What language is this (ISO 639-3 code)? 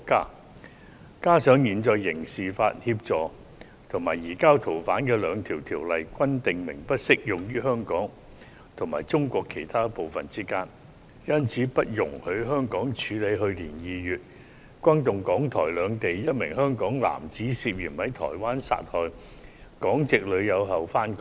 yue